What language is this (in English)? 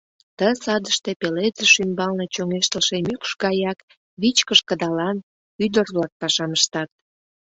Mari